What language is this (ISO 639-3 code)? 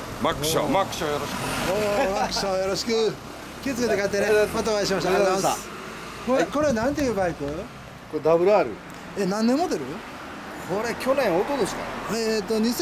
jpn